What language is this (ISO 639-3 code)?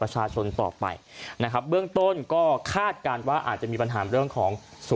tha